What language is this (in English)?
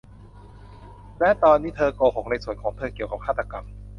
Thai